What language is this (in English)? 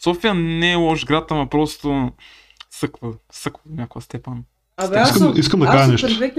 Bulgarian